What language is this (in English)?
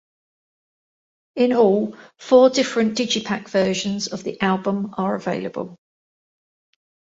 English